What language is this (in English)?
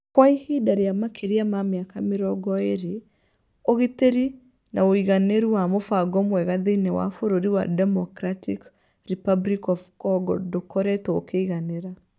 Kikuyu